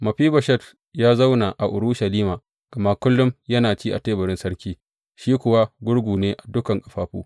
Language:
Hausa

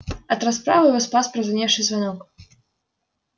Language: Russian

